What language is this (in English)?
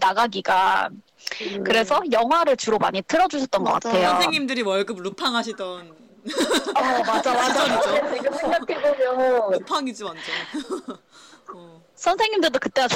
Korean